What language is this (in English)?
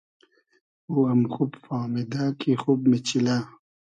Hazaragi